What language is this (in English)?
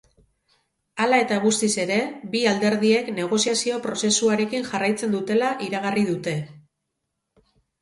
Basque